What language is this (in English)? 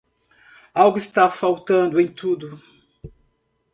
Portuguese